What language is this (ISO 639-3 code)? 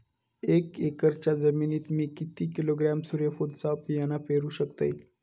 mar